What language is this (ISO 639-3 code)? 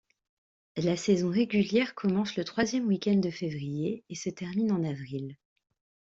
fra